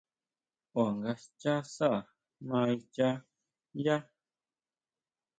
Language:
Huautla Mazatec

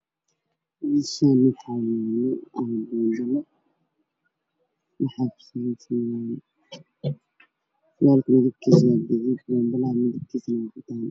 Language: Somali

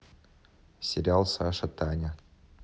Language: Russian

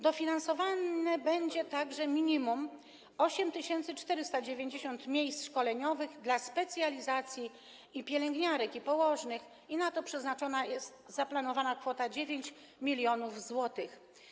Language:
Polish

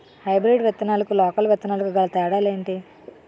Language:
Telugu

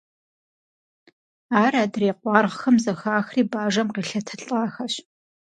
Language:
Kabardian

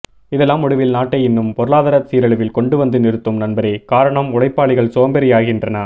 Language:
Tamil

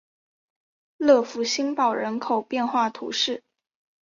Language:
Chinese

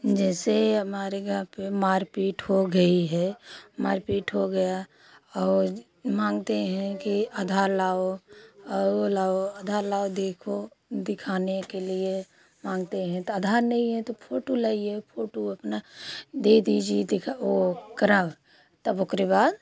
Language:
Hindi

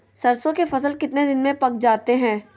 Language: Magahi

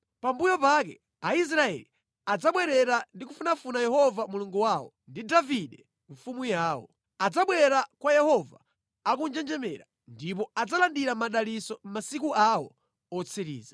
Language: Nyanja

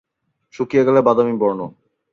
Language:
Bangla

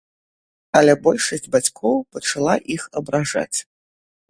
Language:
Belarusian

